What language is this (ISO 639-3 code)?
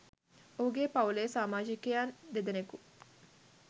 sin